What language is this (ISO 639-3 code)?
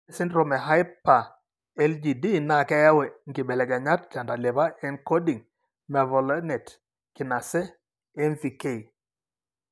mas